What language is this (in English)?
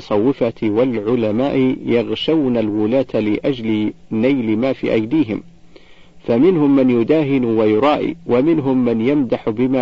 Arabic